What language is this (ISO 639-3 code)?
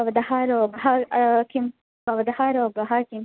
san